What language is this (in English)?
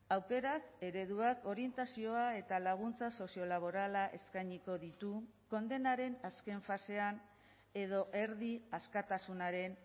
Basque